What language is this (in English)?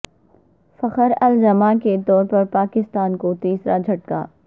Urdu